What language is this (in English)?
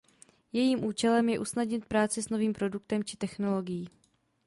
Czech